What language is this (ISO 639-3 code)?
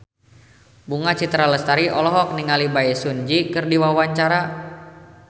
sun